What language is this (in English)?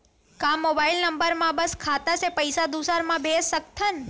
Chhattisgarhi